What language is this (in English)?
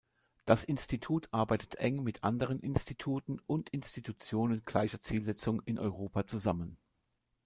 German